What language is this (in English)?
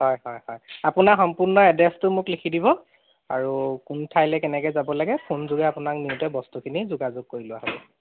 Assamese